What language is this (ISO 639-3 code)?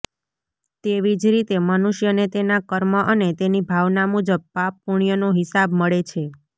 guj